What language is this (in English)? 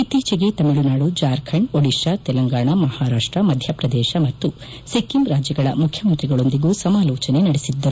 Kannada